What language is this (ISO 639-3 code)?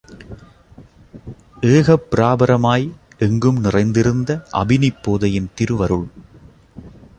tam